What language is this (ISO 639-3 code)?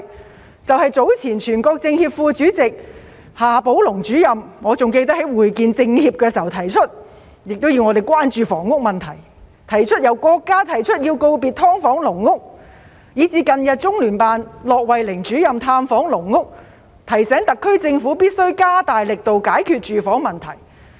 yue